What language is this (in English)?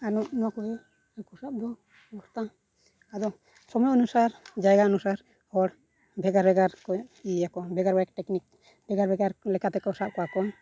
Santali